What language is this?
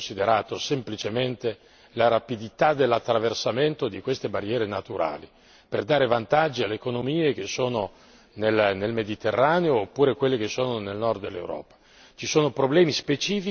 Italian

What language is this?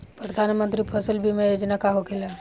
Bhojpuri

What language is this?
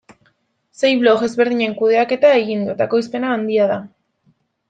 Basque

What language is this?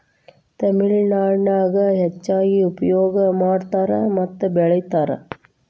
Kannada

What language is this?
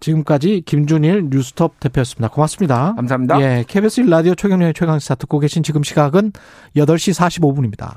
Korean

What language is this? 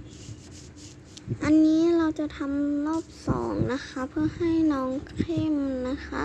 Thai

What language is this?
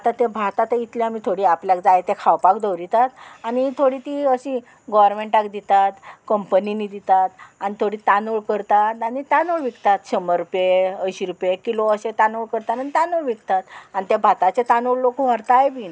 Konkani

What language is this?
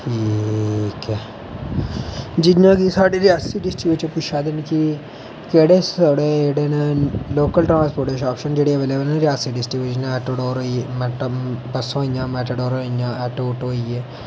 Dogri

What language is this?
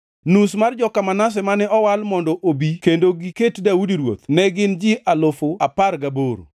Luo (Kenya and Tanzania)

